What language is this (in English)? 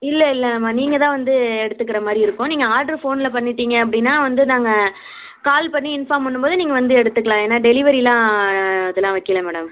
Tamil